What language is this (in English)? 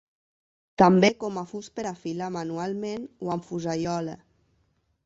Catalan